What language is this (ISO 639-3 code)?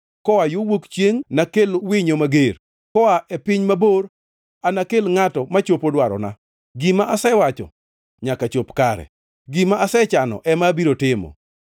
luo